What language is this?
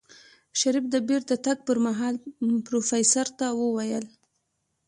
Pashto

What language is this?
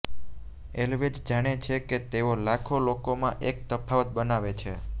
Gujarati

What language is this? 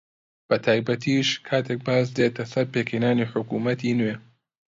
Central Kurdish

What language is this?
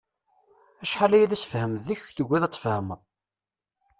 Kabyle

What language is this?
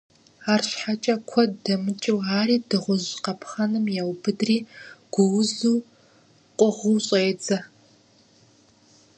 Kabardian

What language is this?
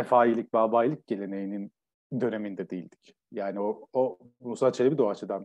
Turkish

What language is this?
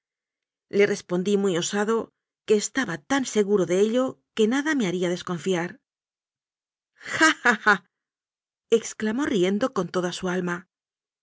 Spanish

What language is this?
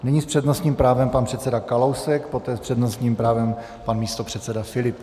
Czech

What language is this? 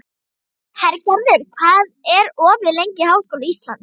Icelandic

